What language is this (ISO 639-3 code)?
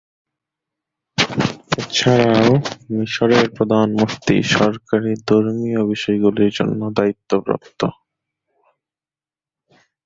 ben